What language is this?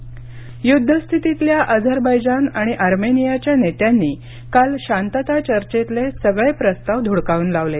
Marathi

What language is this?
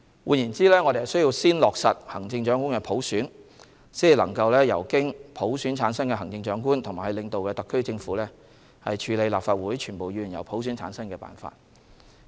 Cantonese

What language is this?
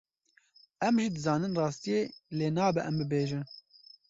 Kurdish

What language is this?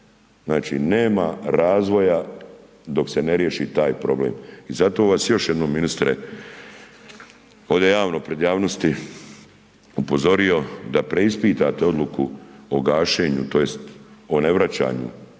Croatian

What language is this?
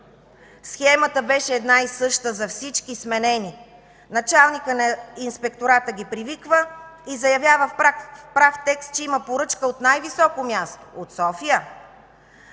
Bulgarian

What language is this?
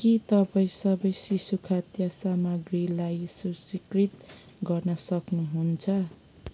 Nepali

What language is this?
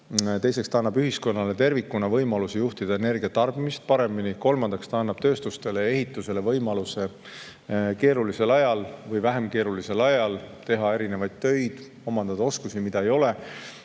Estonian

